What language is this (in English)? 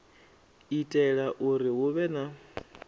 Venda